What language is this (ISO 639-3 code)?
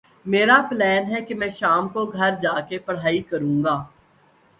urd